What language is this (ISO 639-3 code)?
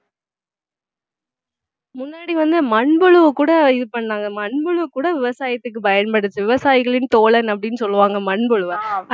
tam